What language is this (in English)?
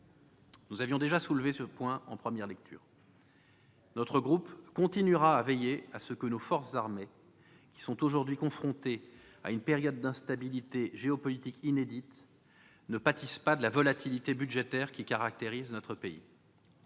French